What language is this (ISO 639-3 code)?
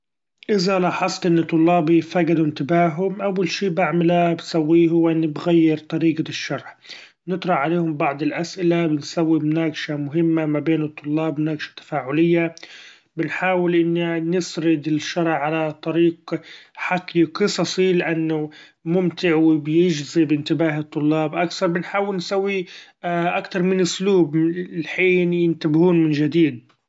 afb